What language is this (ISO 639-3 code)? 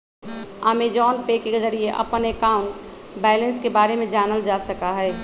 mag